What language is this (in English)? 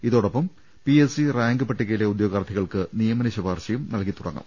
Malayalam